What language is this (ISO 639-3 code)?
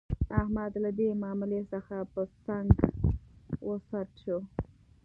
pus